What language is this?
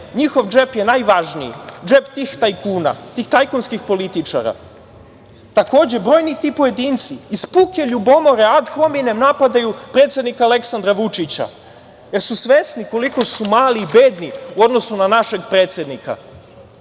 Serbian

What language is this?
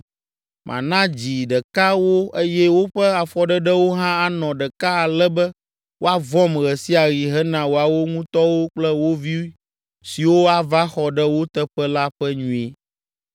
Ewe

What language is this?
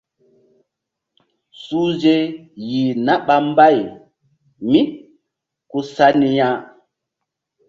Mbum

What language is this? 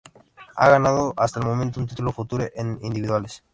Spanish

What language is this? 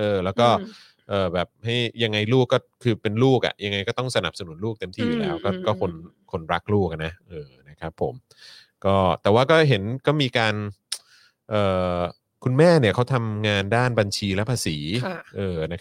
Thai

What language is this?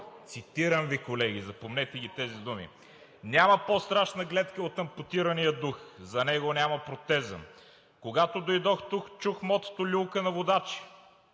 Bulgarian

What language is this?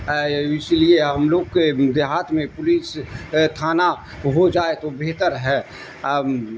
Urdu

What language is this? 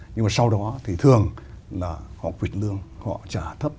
Vietnamese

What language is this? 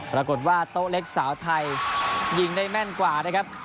Thai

